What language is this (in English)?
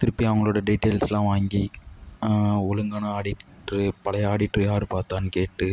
Tamil